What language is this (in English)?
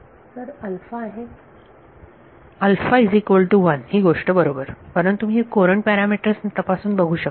Marathi